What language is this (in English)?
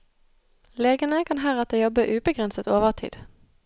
Norwegian